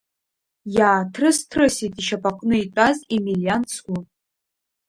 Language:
Abkhazian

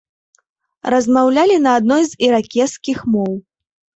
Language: Belarusian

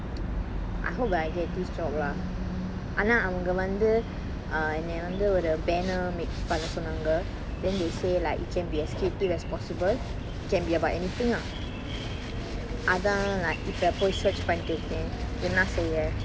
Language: English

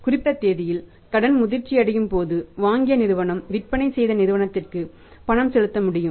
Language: Tamil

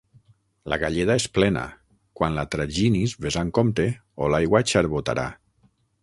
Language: Catalan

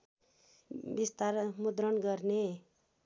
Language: Nepali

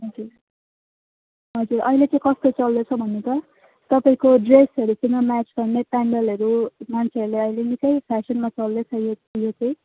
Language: Nepali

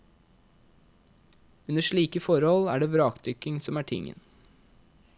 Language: Norwegian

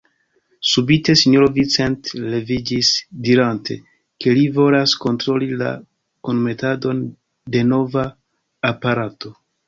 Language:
Esperanto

